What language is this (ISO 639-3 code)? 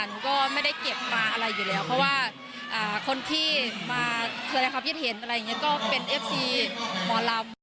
tha